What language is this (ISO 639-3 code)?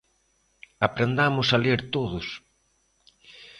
glg